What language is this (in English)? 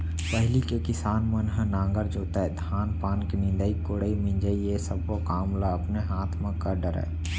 Chhattisgarhi